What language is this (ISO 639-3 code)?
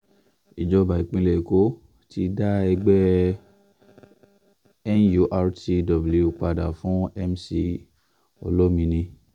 yor